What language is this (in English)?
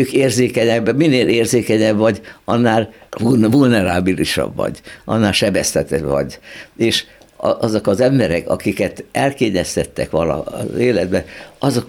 Hungarian